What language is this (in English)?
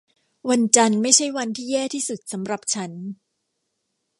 Thai